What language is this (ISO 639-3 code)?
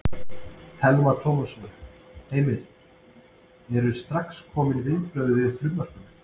isl